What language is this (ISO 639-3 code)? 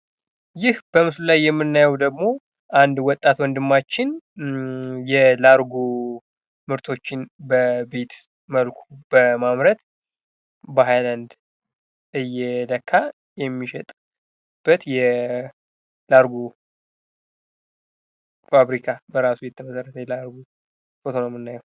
amh